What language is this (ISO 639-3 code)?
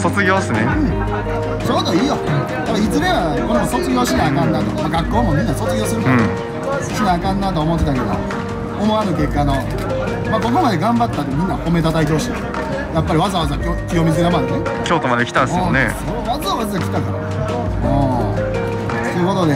jpn